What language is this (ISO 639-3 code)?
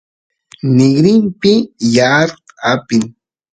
qus